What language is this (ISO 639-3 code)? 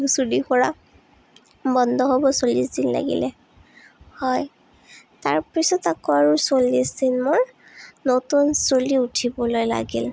asm